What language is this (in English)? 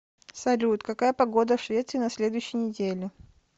Russian